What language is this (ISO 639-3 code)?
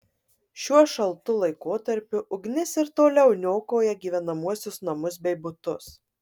lit